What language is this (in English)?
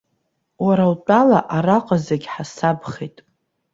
Abkhazian